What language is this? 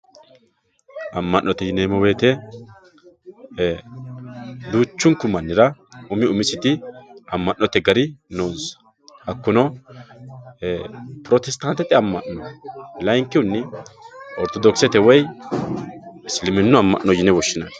Sidamo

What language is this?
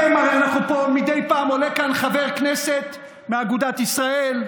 Hebrew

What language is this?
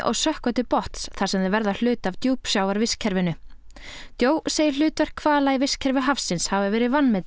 Icelandic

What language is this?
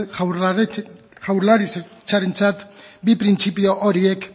Basque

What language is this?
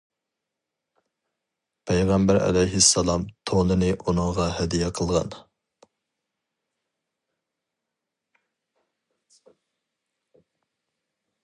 Uyghur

